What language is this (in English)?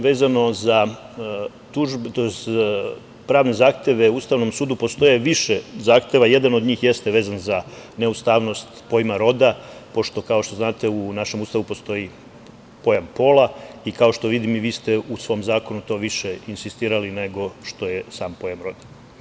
Serbian